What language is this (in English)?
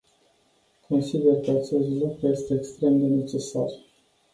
Romanian